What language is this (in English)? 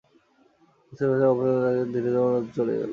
Bangla